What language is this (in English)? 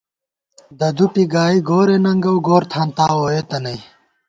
Gawar-Bati